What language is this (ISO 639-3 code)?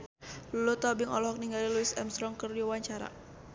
sun